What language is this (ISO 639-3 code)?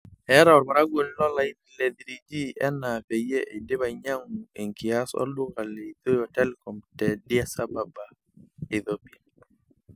mas